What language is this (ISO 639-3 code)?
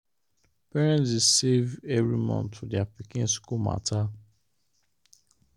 pcm